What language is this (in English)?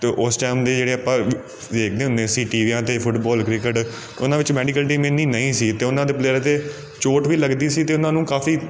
Punjabi